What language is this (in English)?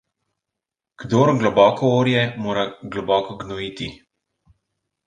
Slovenian